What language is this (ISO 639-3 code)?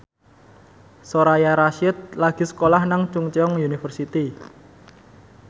jav